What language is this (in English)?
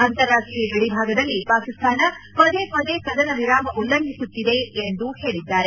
Kannada